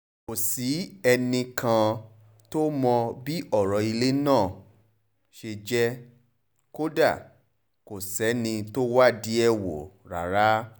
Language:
Yoruba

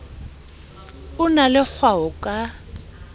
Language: Southern Sotho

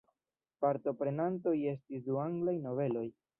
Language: Esperanto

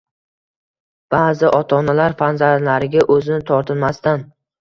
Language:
Uzbek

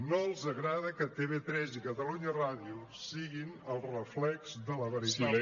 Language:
Catalan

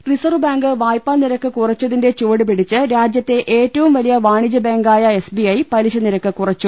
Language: Malayalam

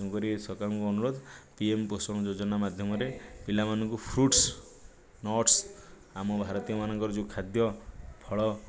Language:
Odia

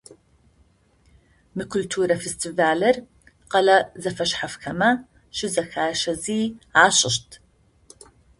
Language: Adyghe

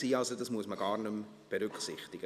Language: Swiss German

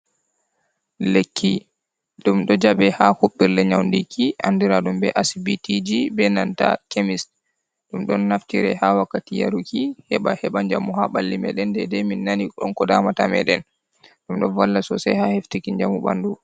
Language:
Fula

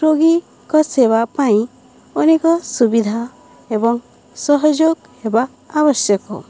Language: Odia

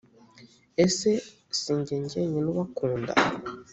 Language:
Kinyarwanda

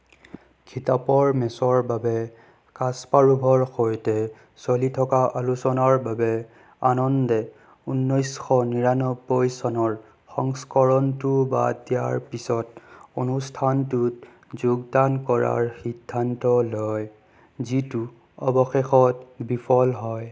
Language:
Assamese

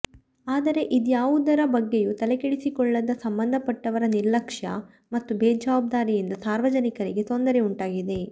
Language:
Kannada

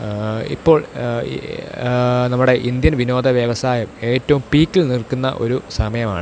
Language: Malayalam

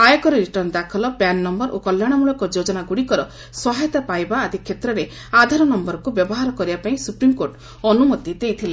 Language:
Odia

